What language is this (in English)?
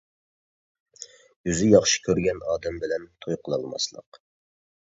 Uyghur